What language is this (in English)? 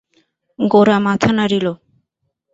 Bangla